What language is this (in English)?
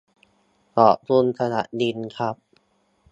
Thai